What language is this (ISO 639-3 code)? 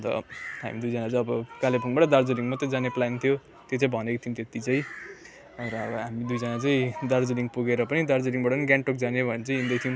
nep